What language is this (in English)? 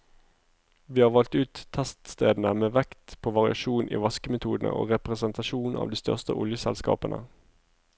Norwegian